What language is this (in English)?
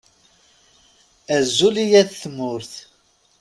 Kabyle